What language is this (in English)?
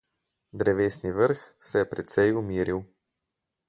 Slovenian